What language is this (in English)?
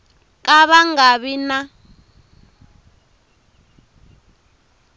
Tsonga